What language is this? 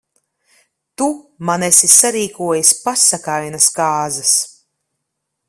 Latvian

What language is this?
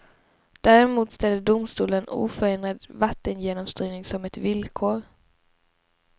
Swedish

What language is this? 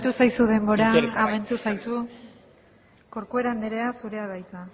Basque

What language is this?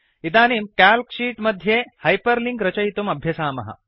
Sanskrit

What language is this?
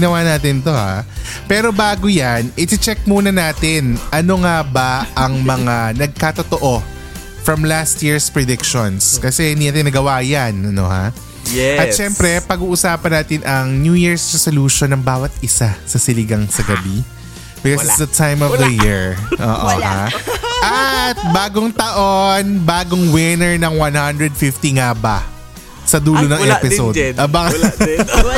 Filipino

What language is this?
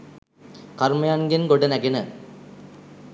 Sinhala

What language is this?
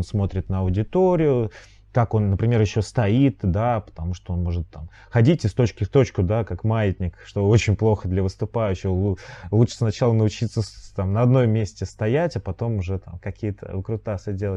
Russian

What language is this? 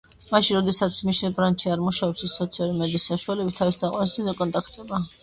Georgian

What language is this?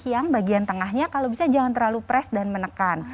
Indonesian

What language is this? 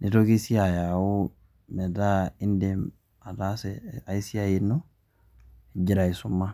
Masai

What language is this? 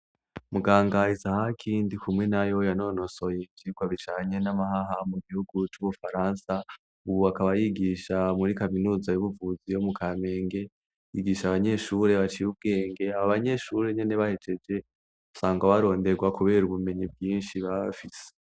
Rundi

